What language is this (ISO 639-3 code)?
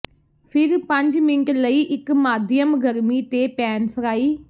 pan